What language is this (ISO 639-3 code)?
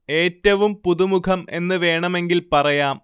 mal